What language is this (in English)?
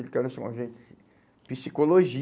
Portuguese